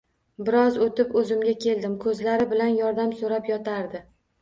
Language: Uzbek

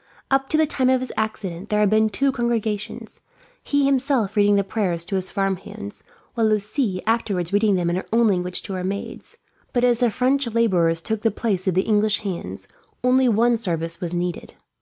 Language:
English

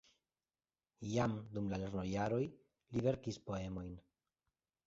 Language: Esperanto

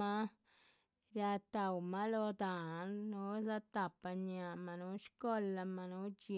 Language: Chichicapan Zapotec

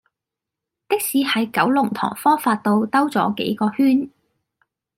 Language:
Cantonese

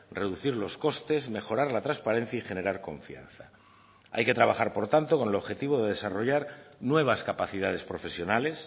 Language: Spanish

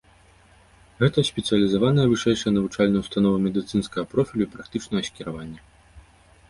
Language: Belarusian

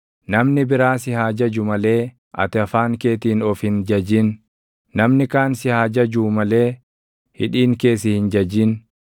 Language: Oromo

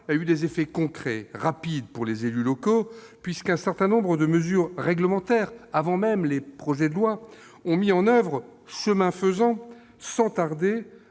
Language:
French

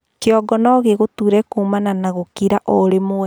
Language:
Kikuyu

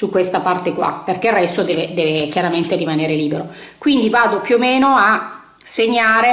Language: Italian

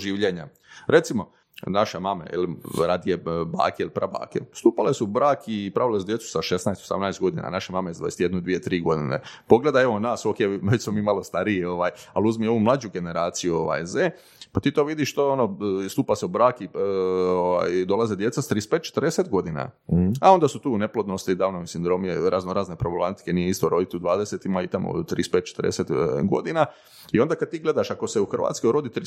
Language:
Croatian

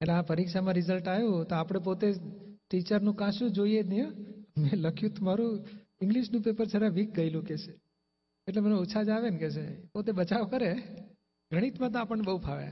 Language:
Gujarati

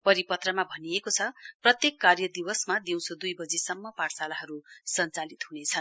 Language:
Nepali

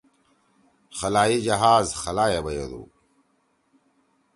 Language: Torwali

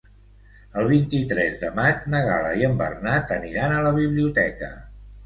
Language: Catalan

